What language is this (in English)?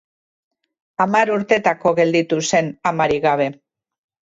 Basque